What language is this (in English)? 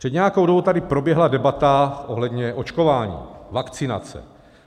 Czech